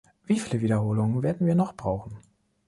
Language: German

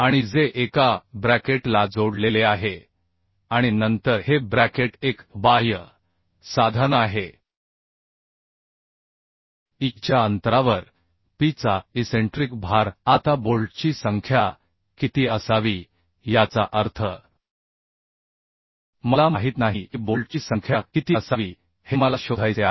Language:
Marathi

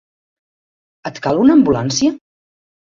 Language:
Catalan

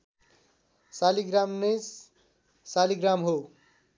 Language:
Nepali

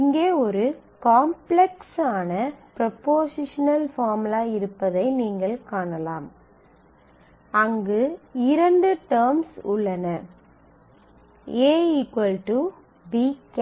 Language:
Tamil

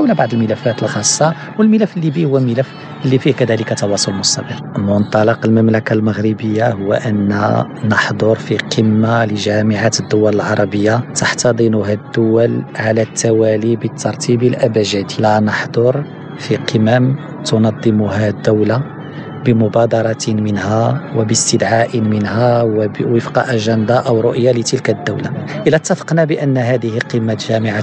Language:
Arabic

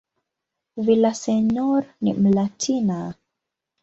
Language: Swahili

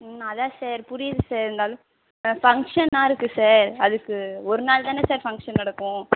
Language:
Tamil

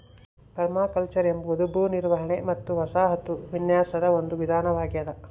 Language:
Kannada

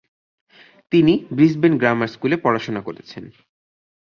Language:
Bangla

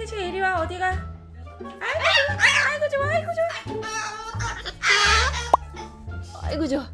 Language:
Korean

